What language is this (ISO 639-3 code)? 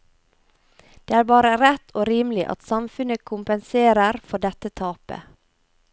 nor